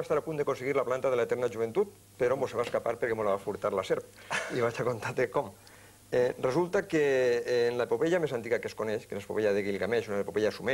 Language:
Romanian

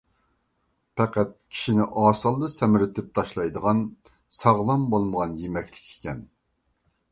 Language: Uyghur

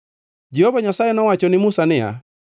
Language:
Luo (Kenya and Tanzania)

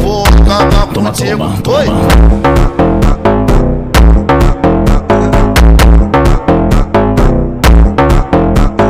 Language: Romanian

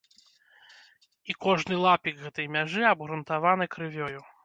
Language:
Belarusian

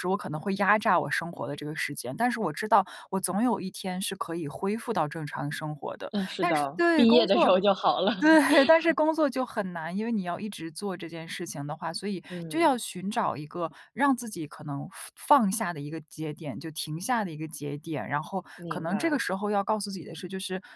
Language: Chinese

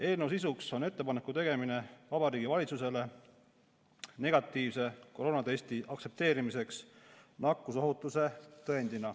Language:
Estonian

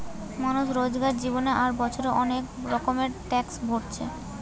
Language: Bangla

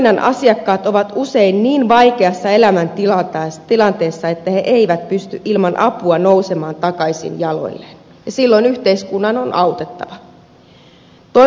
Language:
Finnish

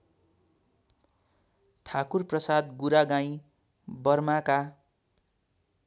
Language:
Nepali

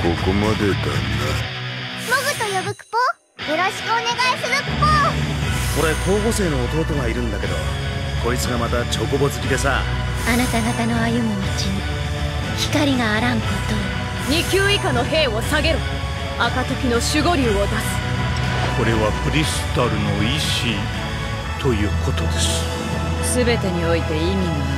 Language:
Japanese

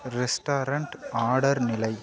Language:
Tamil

